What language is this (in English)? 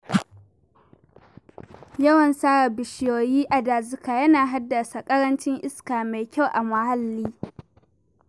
Hausa